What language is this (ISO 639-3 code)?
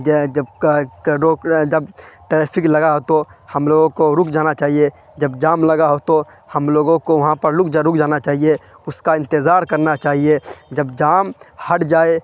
urd